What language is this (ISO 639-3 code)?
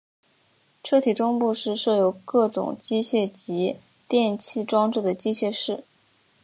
zho